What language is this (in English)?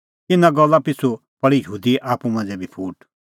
Kullu Pahari